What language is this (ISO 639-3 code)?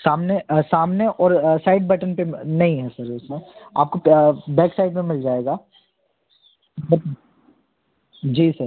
hin